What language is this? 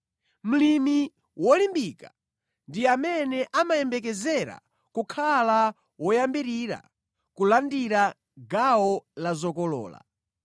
Nyanja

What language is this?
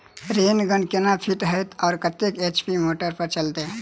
Maithili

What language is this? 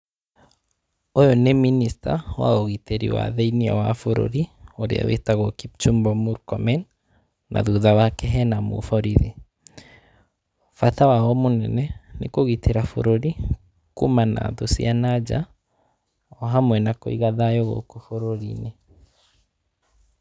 Kikuyu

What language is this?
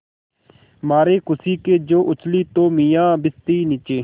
Hindi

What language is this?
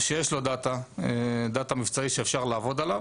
Hebrew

